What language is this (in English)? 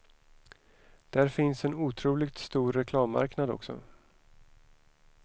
Swedish